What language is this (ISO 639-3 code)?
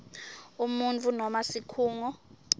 ssw